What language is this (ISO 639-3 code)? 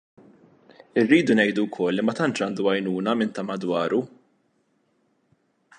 mlt